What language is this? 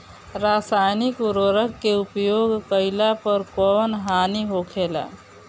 Bhojpuri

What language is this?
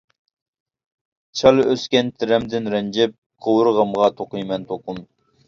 Uyghur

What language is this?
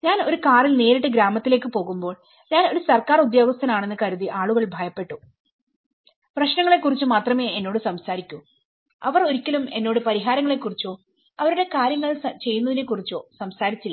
Malayalam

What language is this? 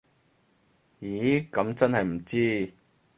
Cantonese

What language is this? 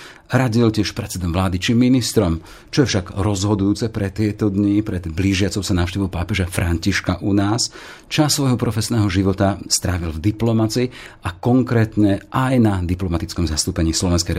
Slovak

